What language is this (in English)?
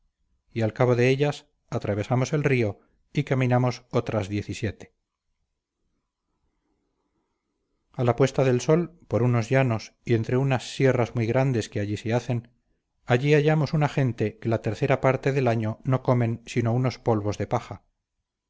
Spanish